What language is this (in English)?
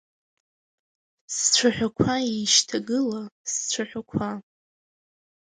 Abkhazian